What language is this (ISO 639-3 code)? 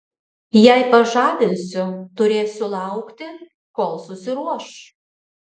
lit